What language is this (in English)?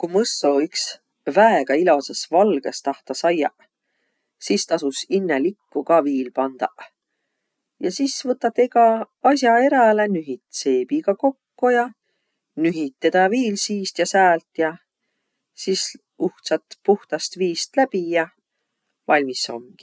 Võro